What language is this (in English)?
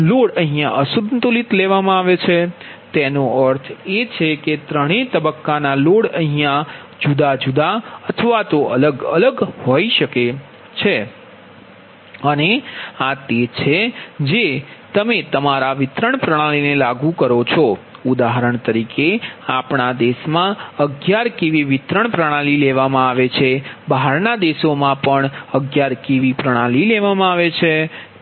Gujarati